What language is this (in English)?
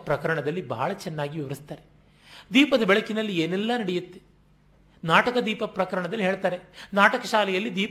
Kannada